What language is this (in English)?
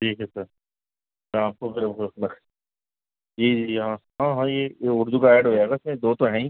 Urdu